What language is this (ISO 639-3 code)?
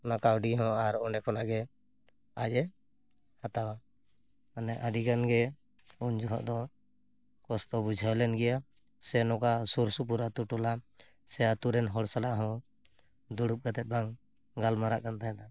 sat